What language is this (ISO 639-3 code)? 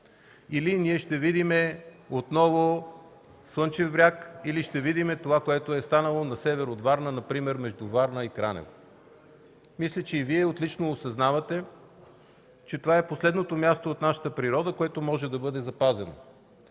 bul